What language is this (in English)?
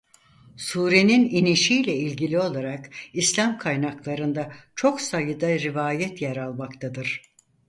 Turkish